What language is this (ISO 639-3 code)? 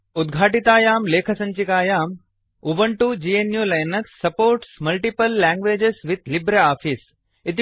san